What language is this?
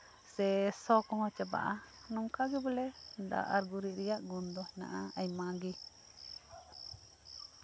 Santali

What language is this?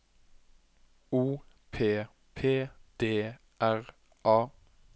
Norwegian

